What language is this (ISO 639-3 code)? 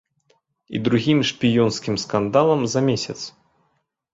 bel